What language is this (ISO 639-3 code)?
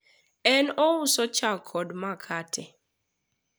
luo